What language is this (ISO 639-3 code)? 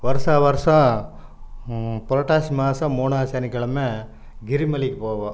tam